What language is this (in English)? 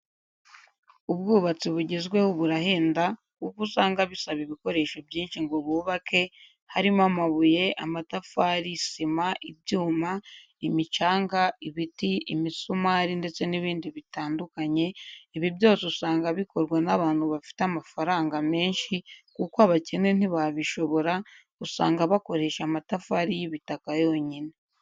Kinyarwanda